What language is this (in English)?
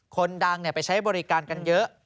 Thai